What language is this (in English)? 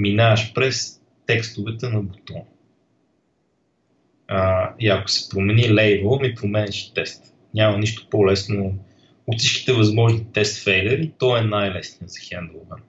Bulgarian